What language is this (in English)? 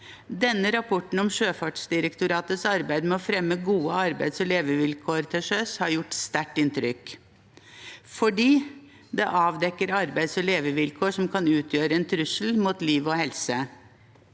Norwegian